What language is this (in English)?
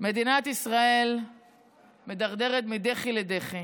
Hebrew